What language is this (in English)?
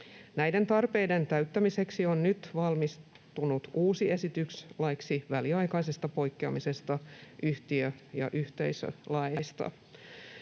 Finnish